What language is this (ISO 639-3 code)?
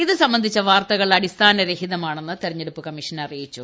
mal